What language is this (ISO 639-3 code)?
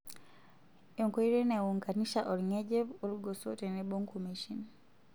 mas